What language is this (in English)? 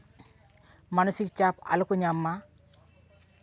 Santali